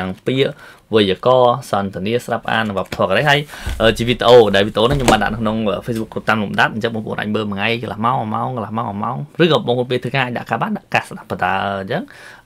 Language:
Vietnamese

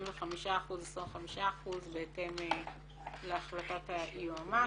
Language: Hebrew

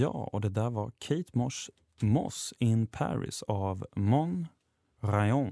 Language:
Swedish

